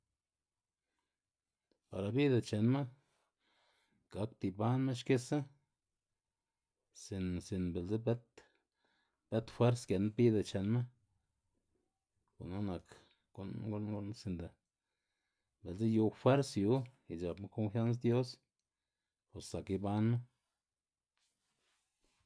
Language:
Xanaguía Zapotec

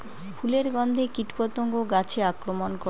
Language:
Bangla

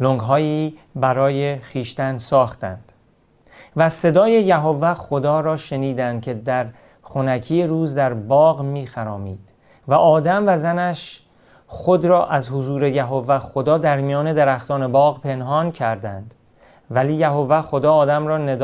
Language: Persian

